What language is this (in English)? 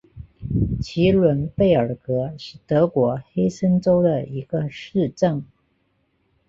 Chinese